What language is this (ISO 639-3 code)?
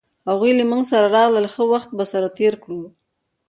pus